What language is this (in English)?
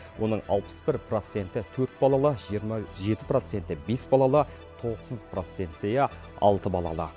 Kazakh